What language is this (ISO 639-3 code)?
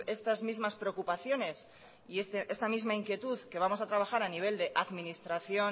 spa